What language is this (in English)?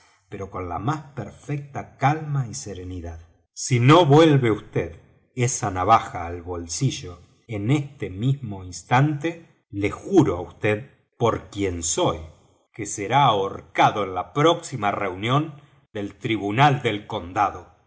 Spanish